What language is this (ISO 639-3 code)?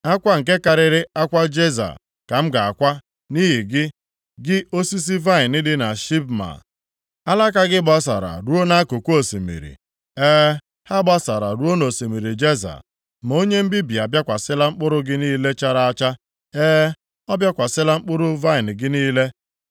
ibo